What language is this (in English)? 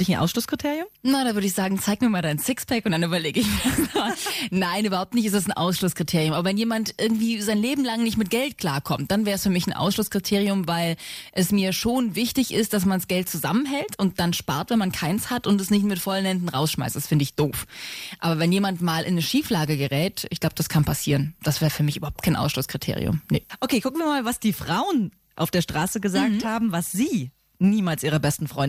German